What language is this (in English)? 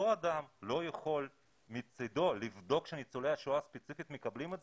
Hebrew